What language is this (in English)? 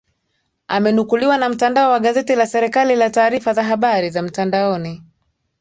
Swahili